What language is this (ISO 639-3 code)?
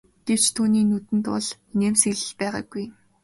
mon